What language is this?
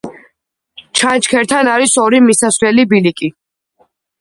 Georgian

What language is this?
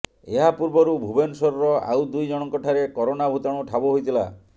Odia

